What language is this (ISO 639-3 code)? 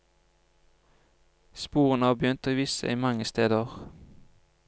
nor